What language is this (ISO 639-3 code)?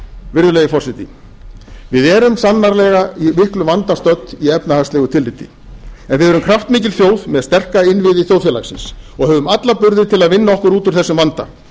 isl